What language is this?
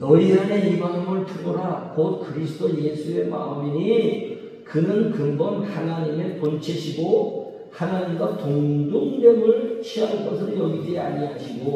Korean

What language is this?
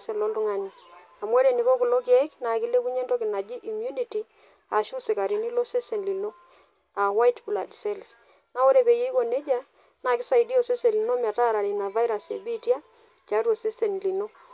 Masai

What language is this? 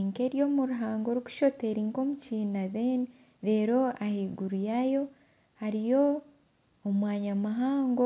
Nyankole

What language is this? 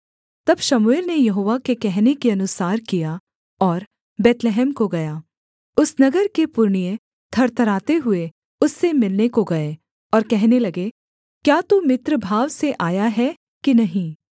Hindi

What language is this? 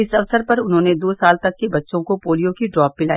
Hindi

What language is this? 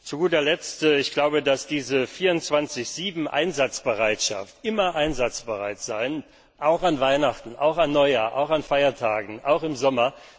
German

